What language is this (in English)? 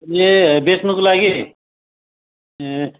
Nepali